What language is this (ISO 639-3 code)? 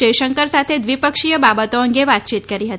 guj